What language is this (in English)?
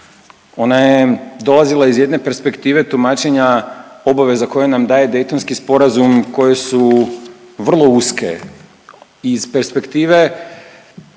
Croatian